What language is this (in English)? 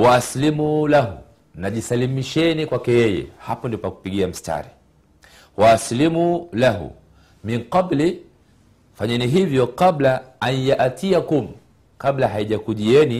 Swahili